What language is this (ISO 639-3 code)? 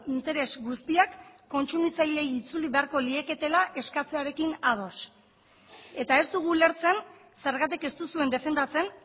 eus